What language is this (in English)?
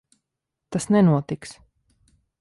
Latvian